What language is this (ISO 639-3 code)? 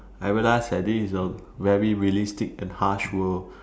eng